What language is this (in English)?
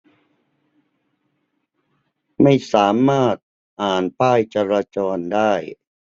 Thai